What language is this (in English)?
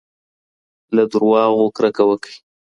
Pashto